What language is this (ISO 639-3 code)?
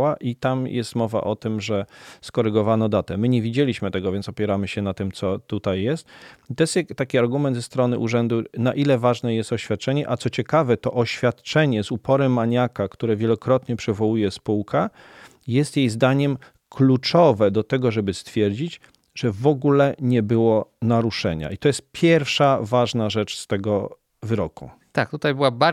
pol